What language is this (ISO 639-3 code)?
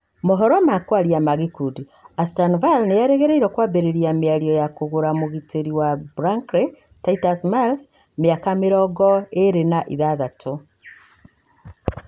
kik